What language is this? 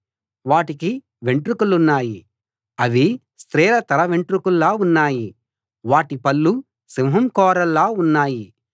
Telugu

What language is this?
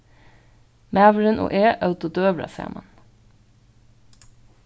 Faroese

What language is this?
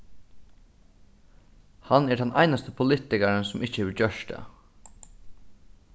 Faroese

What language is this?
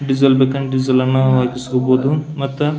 Kannada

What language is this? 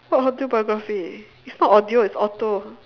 English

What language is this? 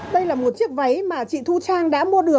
Vietnamese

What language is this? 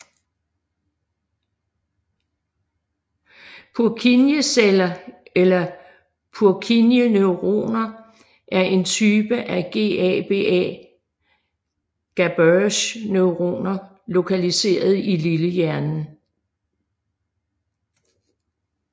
Danish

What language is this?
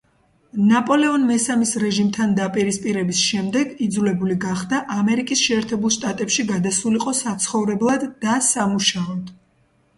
Georgian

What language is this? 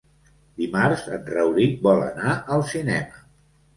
Catalan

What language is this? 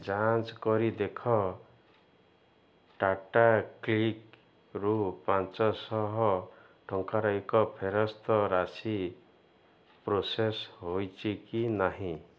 Odia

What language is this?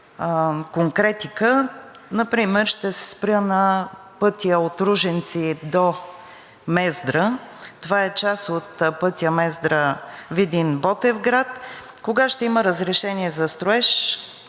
Bulgarian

